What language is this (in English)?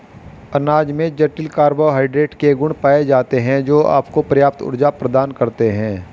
Hindi